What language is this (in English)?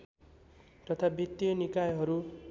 Nepali